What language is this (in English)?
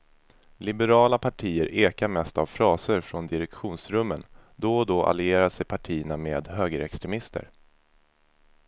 Swedish